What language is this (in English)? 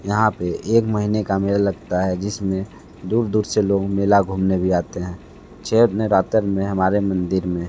Hindi